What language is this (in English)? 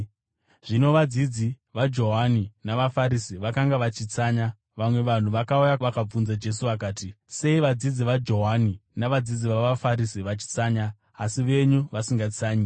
Shona